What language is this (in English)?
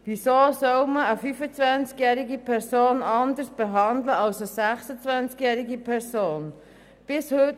Swiss German